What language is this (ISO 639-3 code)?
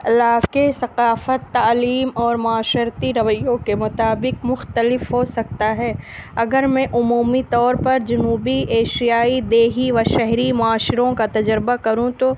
urd